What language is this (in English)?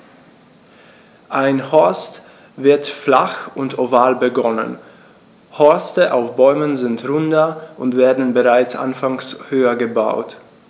German